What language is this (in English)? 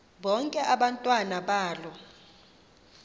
Xhosa